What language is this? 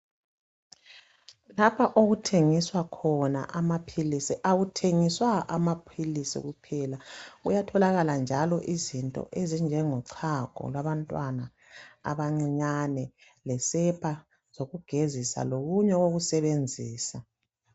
North Ndebele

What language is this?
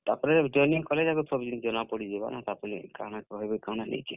Odia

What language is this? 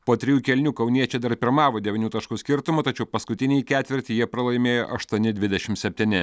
Lithuanian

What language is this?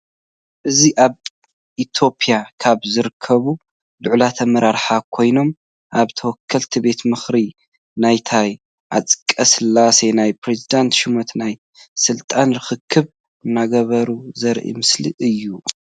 Tigrinya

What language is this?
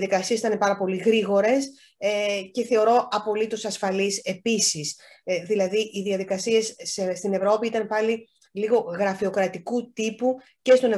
Greek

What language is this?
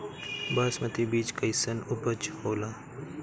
Bhojpuri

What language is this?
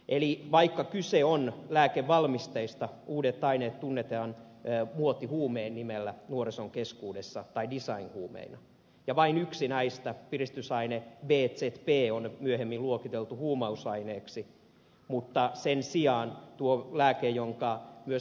Finnish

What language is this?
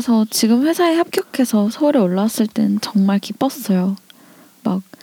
Korean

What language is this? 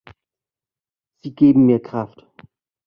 German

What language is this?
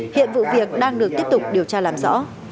Vietnamese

